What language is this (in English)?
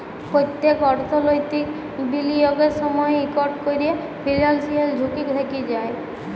Bangla